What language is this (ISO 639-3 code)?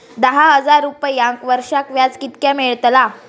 mar